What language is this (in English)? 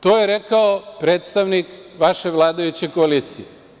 Serbian